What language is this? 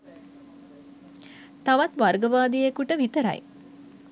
Sinhala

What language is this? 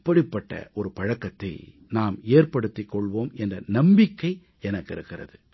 Tamil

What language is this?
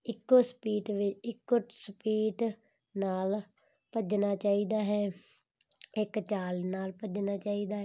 Punjabi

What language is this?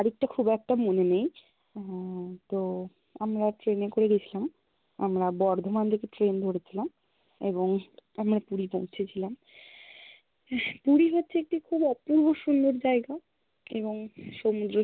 Bangla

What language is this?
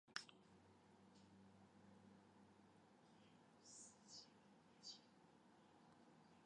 Chinese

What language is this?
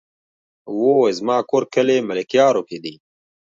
Pashto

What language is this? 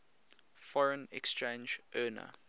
English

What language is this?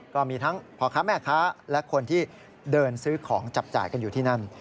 Thai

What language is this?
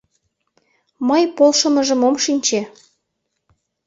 Mari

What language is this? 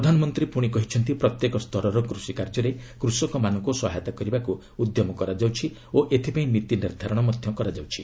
Odia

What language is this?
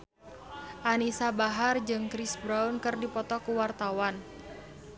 Sundanese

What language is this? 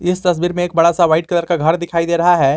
Hindi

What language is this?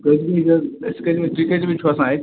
Kashmiri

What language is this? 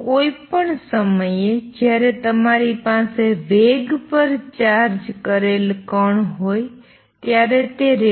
Gujarati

